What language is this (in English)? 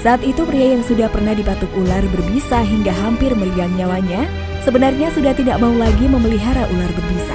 Indonesian